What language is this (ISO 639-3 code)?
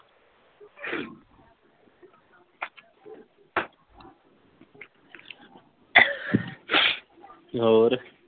pan